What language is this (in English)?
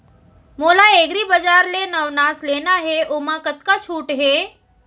Chhattisgarhi